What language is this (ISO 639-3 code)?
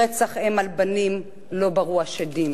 heb